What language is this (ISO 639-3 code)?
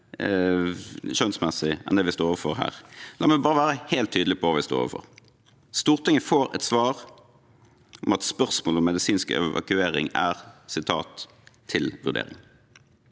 nor